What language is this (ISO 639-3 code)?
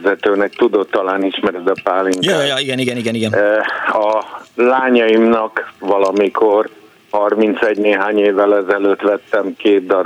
hun